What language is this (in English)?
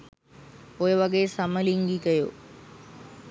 Sinhala